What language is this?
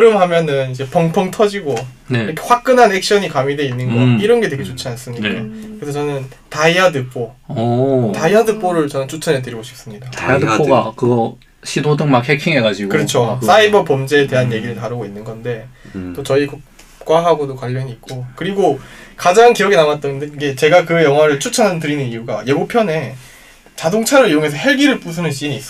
Korean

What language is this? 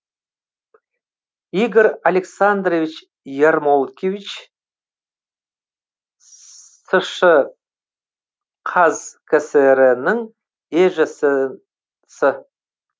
Kazakh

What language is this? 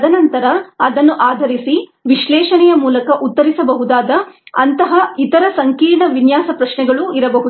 Kannada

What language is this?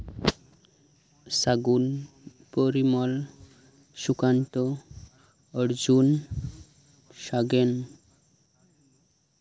Santali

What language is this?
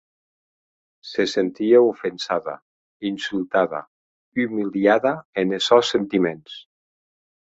Occitan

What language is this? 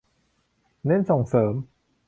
Thai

